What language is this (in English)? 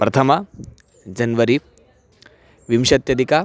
Sanskrit